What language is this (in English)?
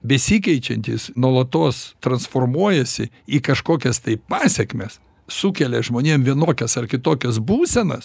Lithuanian